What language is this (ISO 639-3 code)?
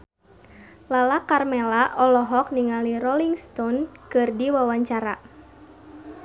sun